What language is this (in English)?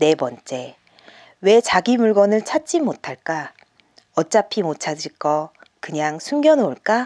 Korean